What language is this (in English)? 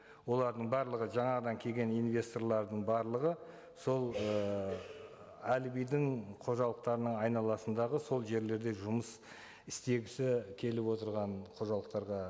Kazakh